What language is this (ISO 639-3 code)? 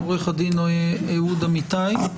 heb